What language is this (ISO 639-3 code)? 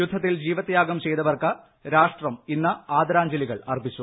mal